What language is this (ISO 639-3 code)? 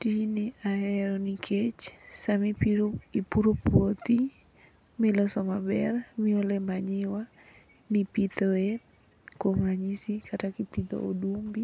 luo